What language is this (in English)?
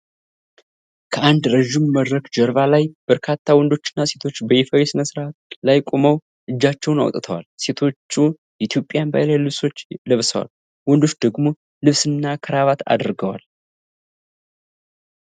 Amharic